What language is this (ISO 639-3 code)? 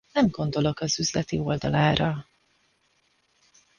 hun